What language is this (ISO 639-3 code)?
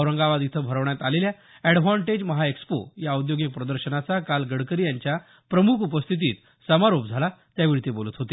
mar